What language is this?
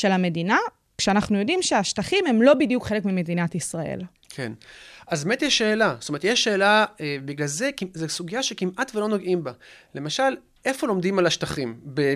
Hebrew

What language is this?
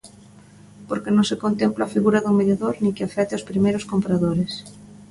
Galician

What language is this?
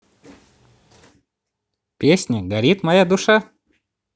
Russian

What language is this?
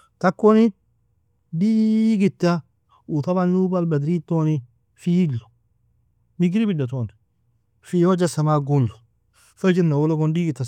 Nobiin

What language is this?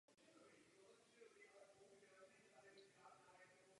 Czech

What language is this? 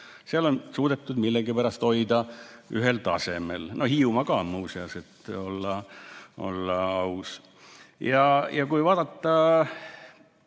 Estonian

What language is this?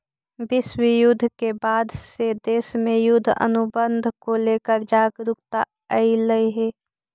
Magahi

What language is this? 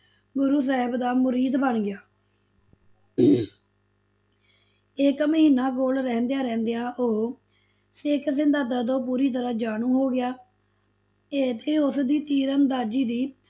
Punjabi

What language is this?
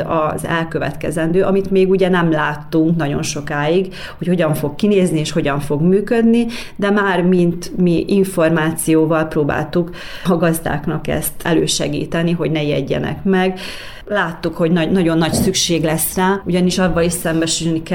Hungarian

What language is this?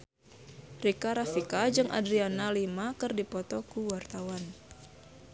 Sundanese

